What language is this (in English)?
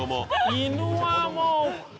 Japanese